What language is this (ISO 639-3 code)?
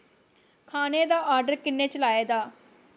doi